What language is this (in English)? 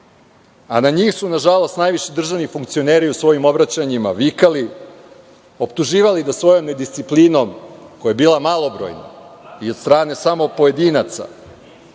Serbian